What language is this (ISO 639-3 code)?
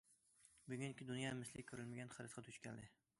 uig